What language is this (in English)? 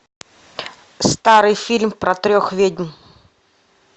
Russian